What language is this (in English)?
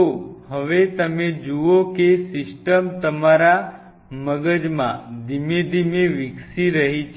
Gujarati